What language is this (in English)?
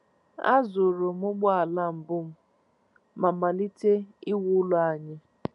Igbo